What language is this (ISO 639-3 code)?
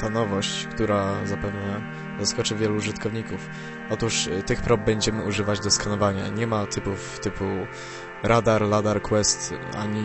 pol